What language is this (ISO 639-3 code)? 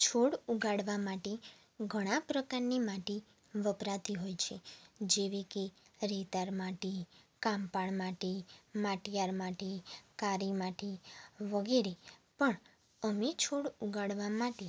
guj